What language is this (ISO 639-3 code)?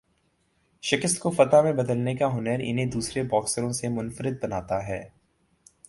urd